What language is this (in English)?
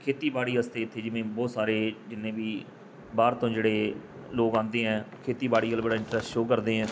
Punjabi